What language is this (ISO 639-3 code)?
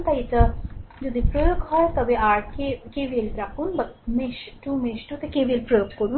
ben